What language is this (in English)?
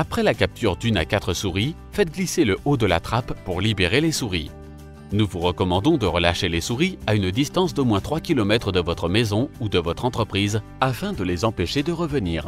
French